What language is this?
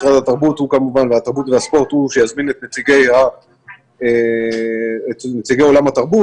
Hebrew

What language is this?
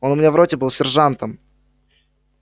Russian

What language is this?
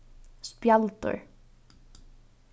Faroese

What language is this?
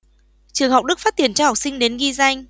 Vietnamese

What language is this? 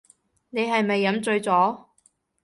Cantonese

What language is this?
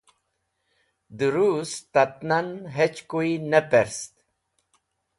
Wakhi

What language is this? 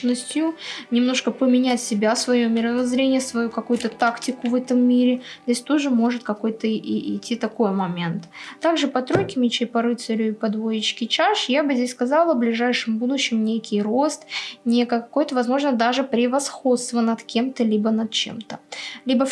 Russian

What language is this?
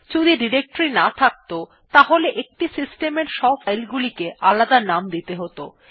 Bangla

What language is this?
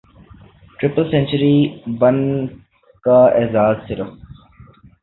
Urdu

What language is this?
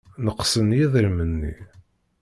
Kabyle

